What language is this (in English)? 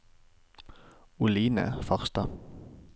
Norwegian